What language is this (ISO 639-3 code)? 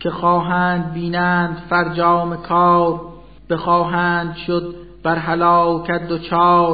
fas